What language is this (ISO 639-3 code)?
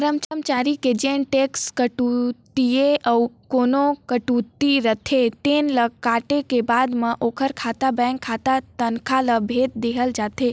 hne